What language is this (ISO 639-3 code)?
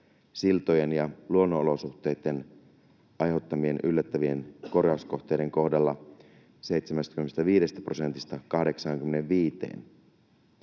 fin